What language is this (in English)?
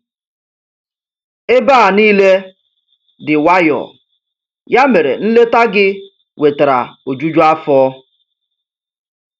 Igbo